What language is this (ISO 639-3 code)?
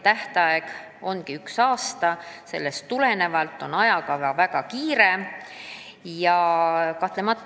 est